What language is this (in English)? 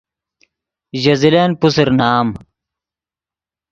Yidgha